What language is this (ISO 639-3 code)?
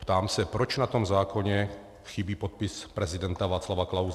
ces